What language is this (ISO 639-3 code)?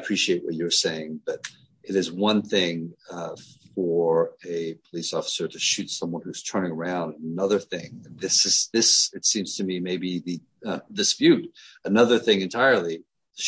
eng